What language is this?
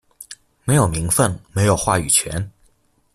Chinese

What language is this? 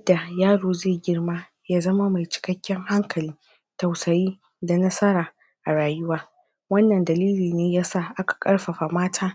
Hausa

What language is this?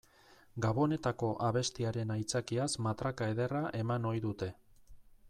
Basque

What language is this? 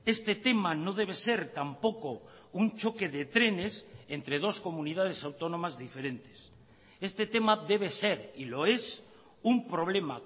Spanish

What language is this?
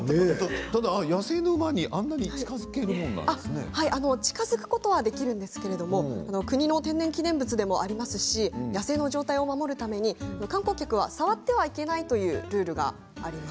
Japanese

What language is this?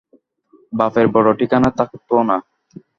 Bangla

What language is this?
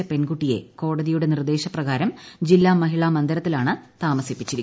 Malayalam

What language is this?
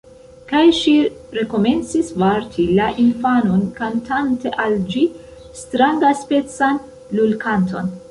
Esperanto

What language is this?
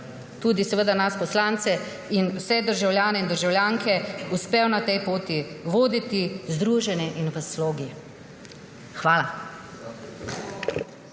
Slovenian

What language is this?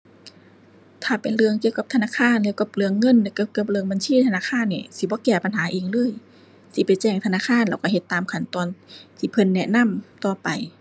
Thai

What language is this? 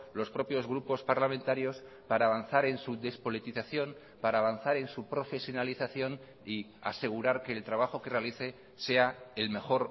Spanish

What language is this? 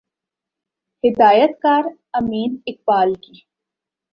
Urdu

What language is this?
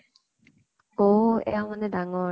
Assamese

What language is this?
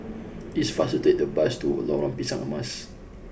English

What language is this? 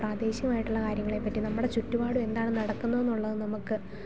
Malayalam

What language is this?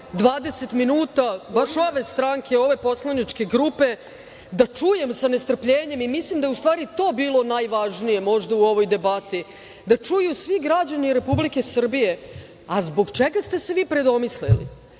Serbian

